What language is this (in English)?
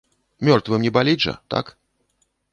Belarusian